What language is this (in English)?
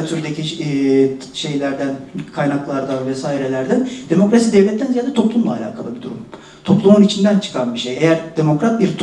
Turkish